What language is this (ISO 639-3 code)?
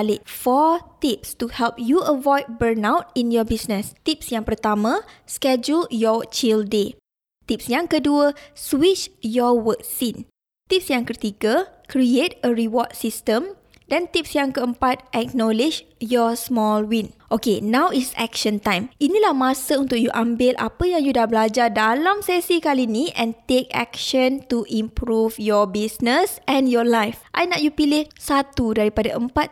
msa